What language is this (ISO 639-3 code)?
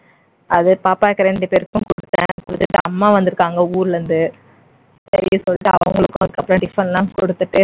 tam